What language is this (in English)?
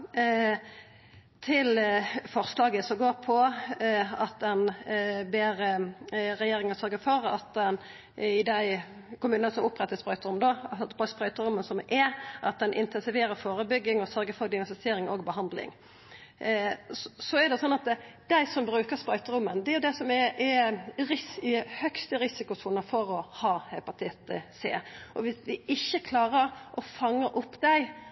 Norwegian Nynorsk